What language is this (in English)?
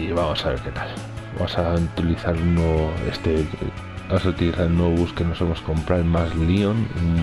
Spanish